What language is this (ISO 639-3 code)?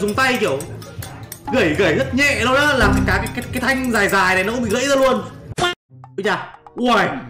vie